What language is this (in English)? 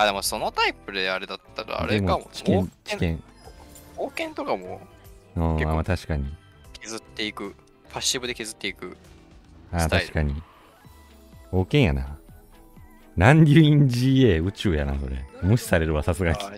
Japanese